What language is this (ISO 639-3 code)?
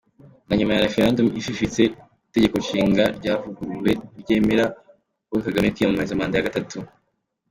kin